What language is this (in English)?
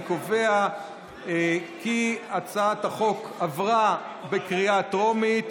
Hebrew